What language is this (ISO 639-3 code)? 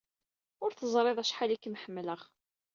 kab